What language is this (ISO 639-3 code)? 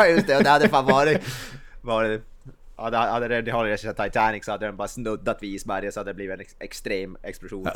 swe